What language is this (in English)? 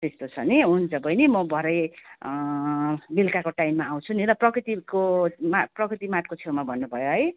Nepali